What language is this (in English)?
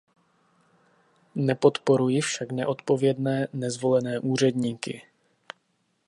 Czech